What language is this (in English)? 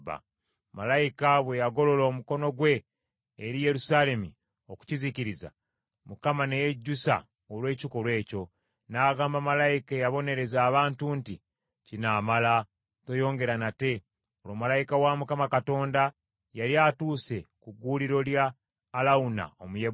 Ganda